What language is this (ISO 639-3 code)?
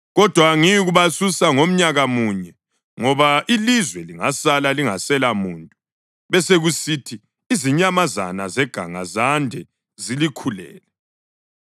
nde